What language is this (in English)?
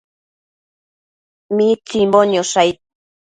Matsés